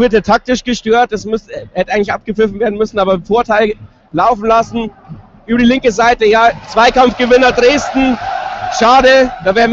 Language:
German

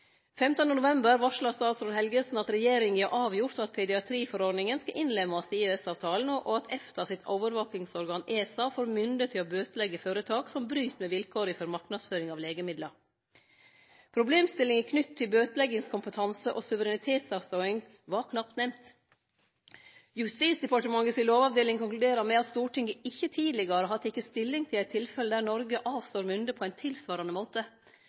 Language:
Norwegian Nynorsk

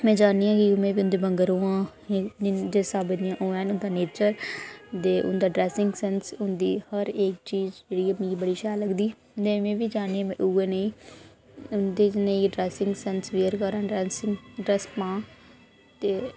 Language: Dogri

